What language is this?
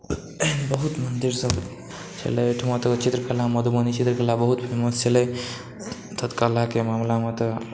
Maithili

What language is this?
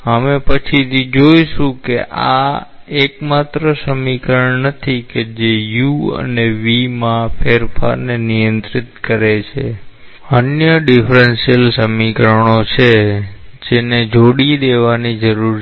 Gujarati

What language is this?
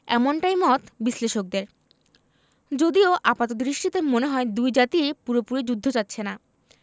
Bangla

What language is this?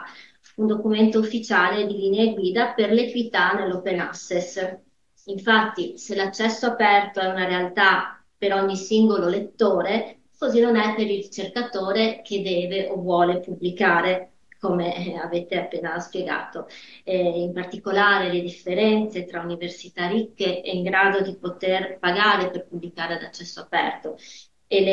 Italian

